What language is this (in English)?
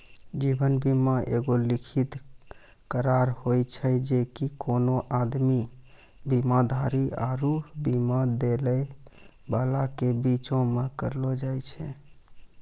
Maithili